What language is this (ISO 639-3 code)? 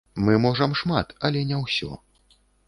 bel